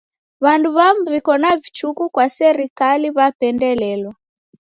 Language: Taita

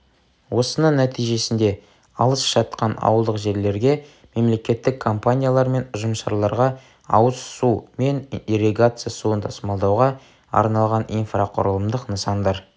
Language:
Kazakh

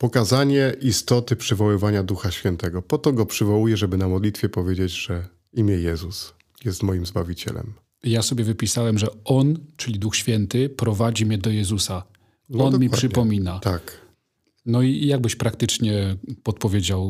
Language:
Polish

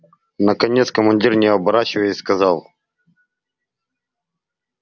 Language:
Russian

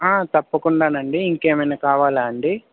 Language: Telugu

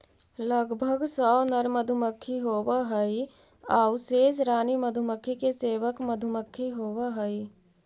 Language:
Magahi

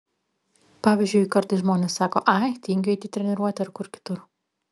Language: Lithuanian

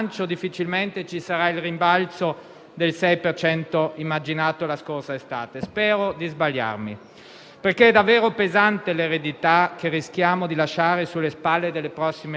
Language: Italian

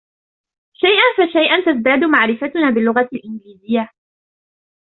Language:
Arabic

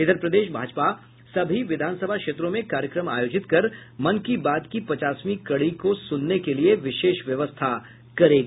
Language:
Hindi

